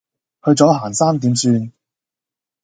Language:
Cantonese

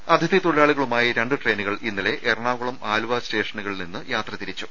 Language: Malayalam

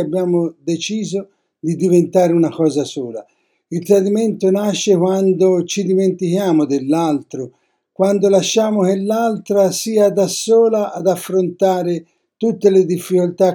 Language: Italian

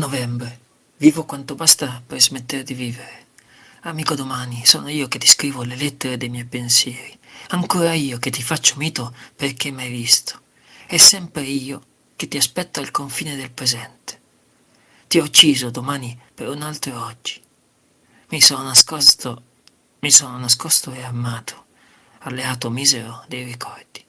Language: Italian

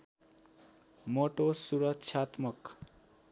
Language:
Nepali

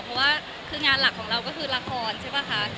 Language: Thai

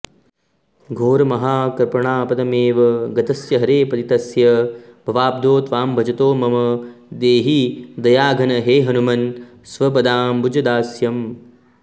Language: Sanskrit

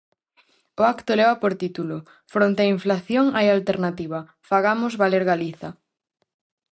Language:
Galician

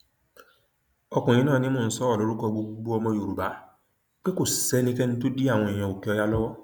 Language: Yoruba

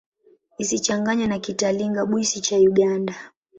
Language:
Swahili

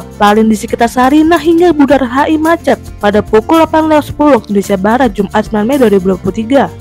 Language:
Indonesian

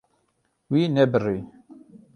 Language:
Kurdish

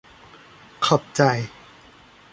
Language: Thai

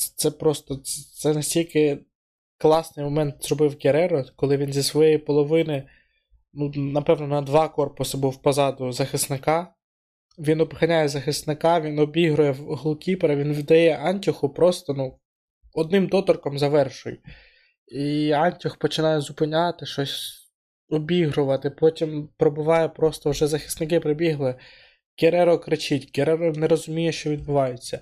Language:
Ukrainian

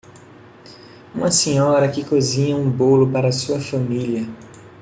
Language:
Portuguese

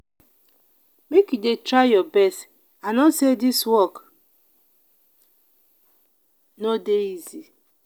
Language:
Nigerian Pidgin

